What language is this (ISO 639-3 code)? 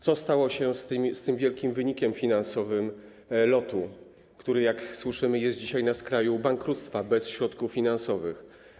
pol